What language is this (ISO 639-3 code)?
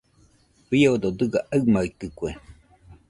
hux